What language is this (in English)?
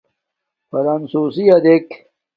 Domaaki